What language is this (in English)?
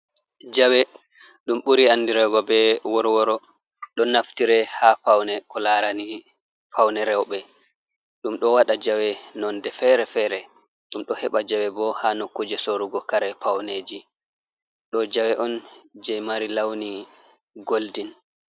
Fula